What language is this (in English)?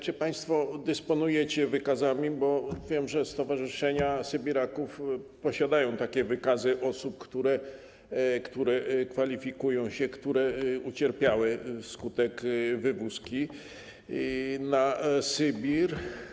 Polish